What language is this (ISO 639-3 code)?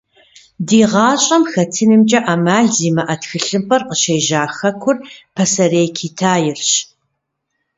kbd